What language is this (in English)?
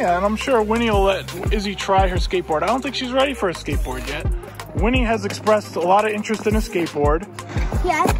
English